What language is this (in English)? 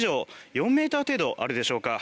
Japanese